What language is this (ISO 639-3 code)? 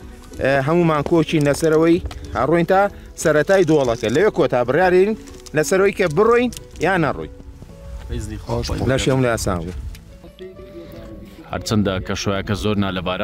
ara